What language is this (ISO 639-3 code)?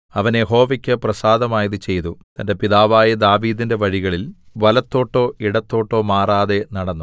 mal